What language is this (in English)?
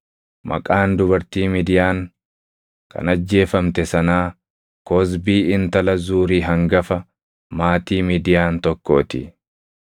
Oromo